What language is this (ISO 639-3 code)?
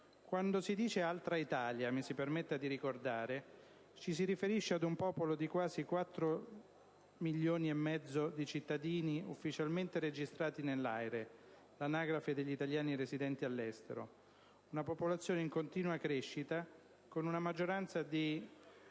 ita